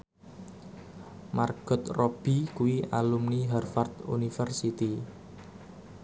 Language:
Javanese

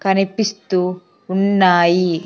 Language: Telugu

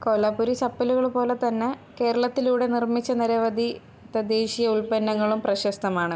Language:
Malayalam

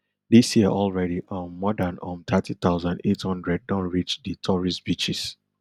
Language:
Nigerian Pidgin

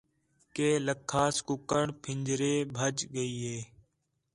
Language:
Khetrani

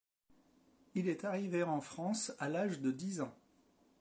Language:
French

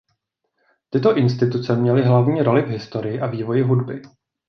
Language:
Czech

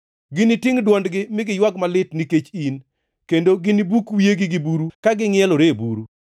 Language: Luo (Kenya and Tanzania)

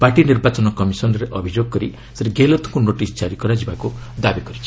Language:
Odia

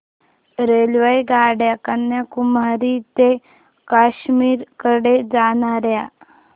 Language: Marathi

